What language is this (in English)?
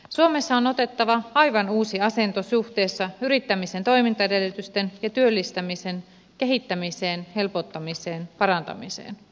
Finnish